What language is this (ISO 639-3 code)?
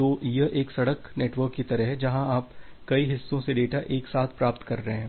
hin